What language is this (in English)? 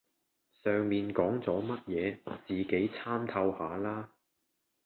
Cantonese